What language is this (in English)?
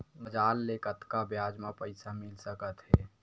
Chhattisgarhi